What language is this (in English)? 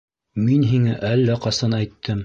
Bashkir